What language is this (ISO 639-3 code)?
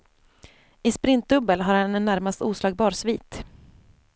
swe